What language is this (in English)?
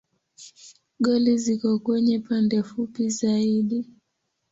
Swahili